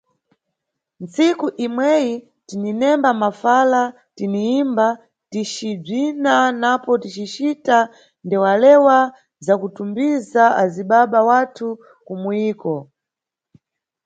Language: Nyungwe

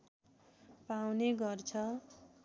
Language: Nepali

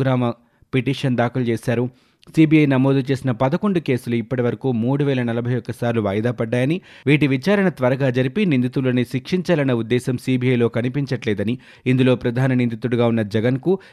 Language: Telugu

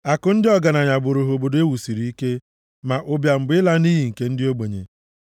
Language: Igbo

